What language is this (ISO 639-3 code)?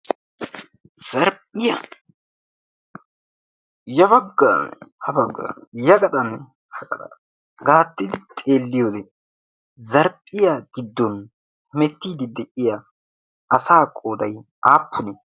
wal